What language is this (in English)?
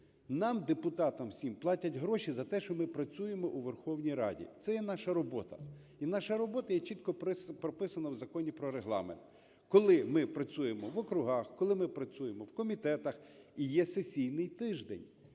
Ukrainian